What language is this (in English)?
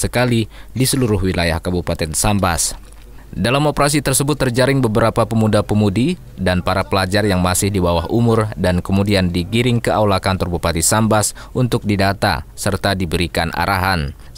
Indonesian